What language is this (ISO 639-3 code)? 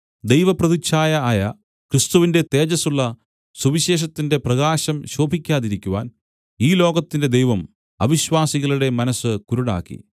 mal